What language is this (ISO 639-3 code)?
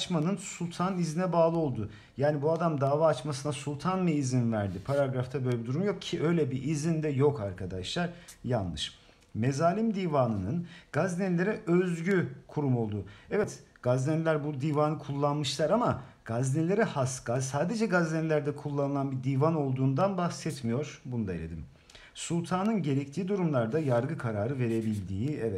tur